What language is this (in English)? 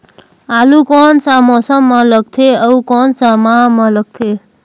Chhattisgarhi